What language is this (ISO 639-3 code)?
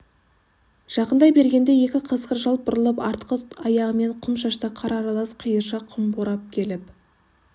kaz